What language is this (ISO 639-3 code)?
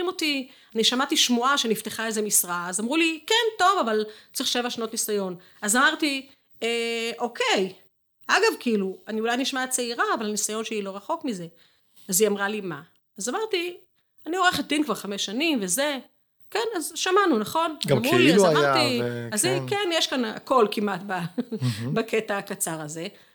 heb